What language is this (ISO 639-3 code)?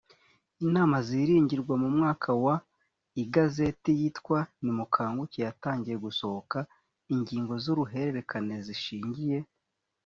kin